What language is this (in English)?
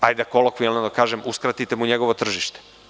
Serbian